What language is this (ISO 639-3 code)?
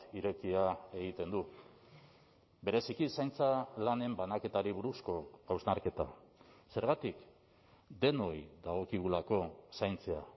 eus